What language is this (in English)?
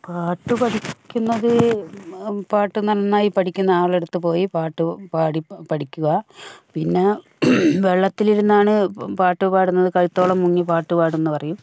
Malayalam